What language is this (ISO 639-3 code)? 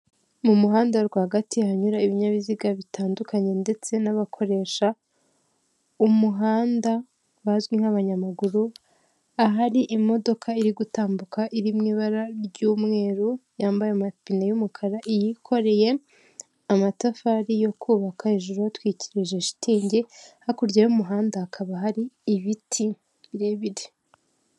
kin